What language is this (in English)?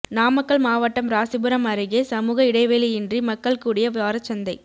Tamil